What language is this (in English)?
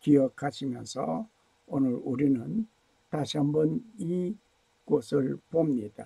Korean